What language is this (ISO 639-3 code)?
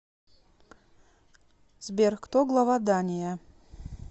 rus